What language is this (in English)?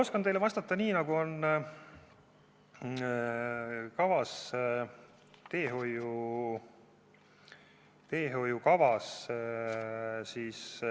Estonian